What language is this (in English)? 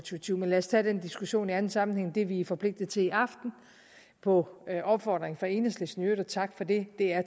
Danish